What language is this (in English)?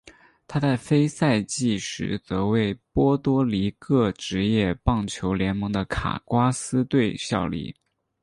Chinese